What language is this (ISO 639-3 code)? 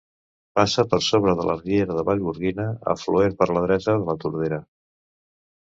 cat